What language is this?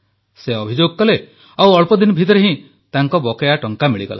Odia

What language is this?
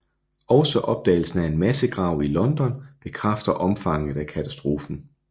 Danish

